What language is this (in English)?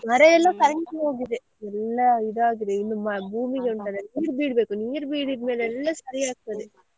Kannada